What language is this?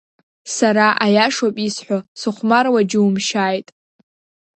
Abkhazian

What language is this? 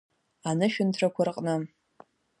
Abkhazian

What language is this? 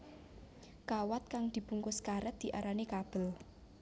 Javanese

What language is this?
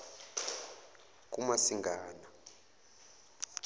Zulu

